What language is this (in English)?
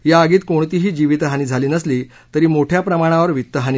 Marathi